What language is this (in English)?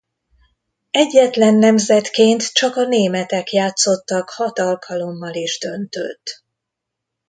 Hungarian